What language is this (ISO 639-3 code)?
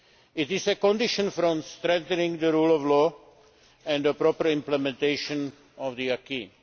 eng